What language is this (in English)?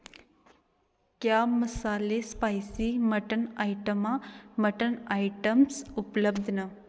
Dogri